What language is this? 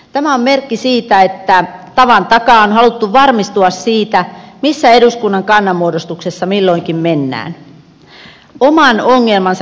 Finnish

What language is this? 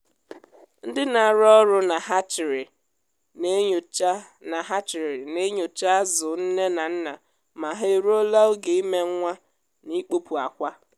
Igbo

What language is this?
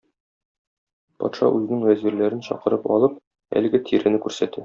Tatar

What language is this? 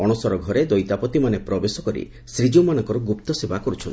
Odia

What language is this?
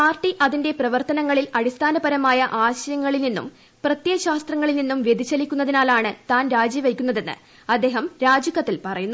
Malayalam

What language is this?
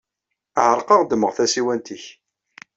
Kabyle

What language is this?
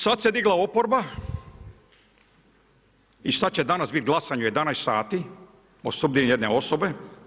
Croatian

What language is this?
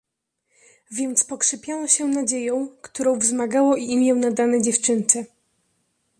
Polish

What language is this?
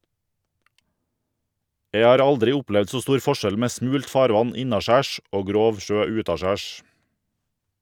Norwegian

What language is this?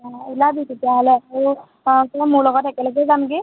Assamese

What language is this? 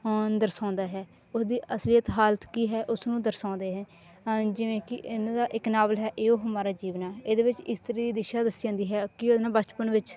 Punjabi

